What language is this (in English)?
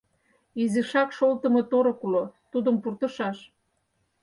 Mari